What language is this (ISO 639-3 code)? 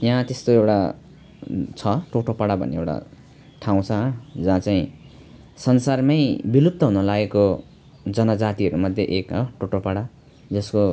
nep